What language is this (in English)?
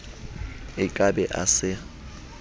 Southern Sotho